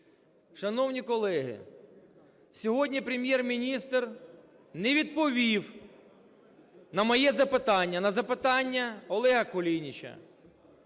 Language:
Ukrainian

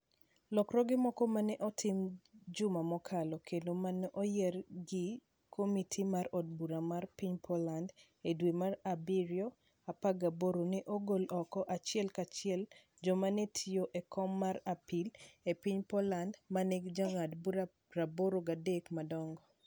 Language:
Luo (Kenya and Tanzania)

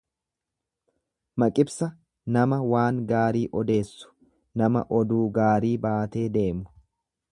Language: Oromo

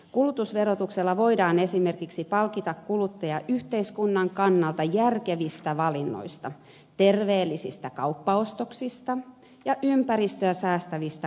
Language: Finnish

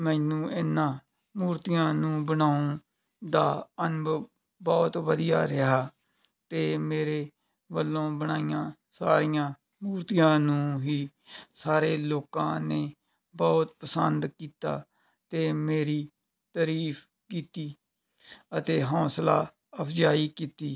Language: Punjabi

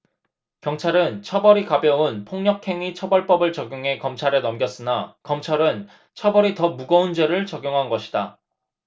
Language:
Korean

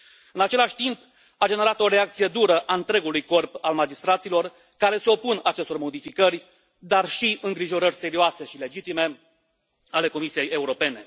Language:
Romanian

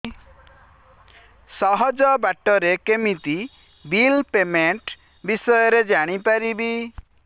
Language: Odia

